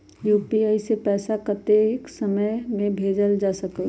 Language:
Magahi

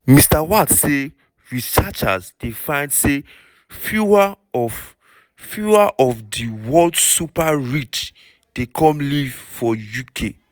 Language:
Nigerian Pidgin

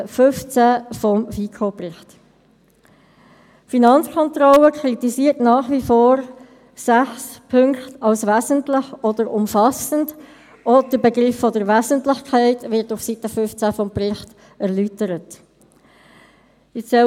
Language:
Swiss German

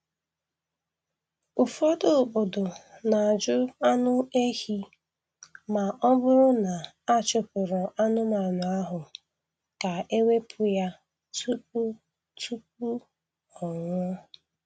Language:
Igbo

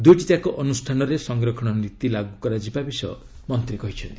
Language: Odia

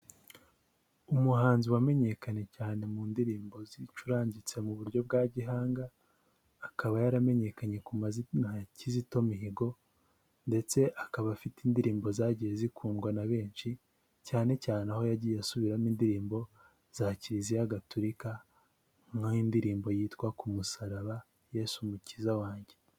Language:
Kinyarwanda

